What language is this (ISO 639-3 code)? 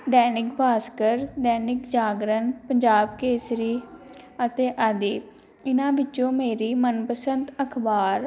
pan